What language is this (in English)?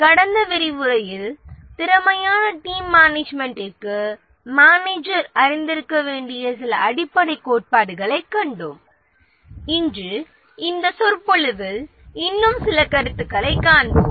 Tamil